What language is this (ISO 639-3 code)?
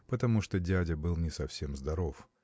rus